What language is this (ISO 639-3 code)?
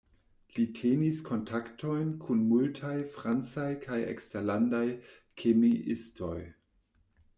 epo